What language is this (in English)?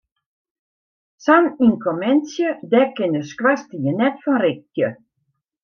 Western Frisian